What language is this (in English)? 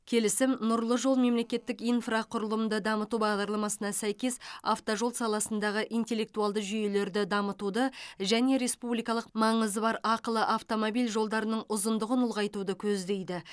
Kazakh